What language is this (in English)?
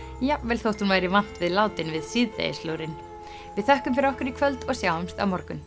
Icelandic